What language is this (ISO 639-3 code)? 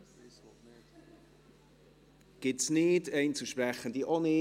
gsw